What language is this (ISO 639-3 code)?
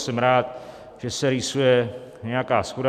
ces